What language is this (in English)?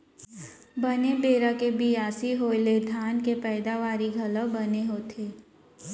Chhattisgarhi